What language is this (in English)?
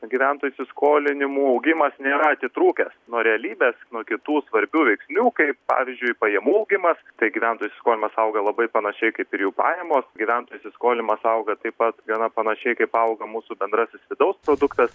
Lithuanian